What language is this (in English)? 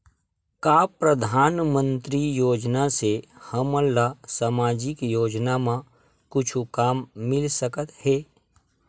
Chhattisgarhi